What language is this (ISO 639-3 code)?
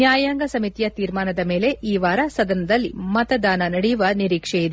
kan